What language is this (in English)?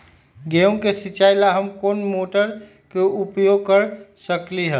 Magahi